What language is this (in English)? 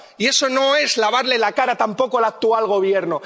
Spanish